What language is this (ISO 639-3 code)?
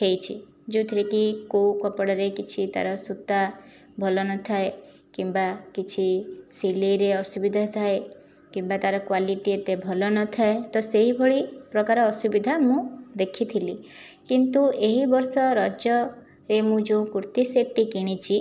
ori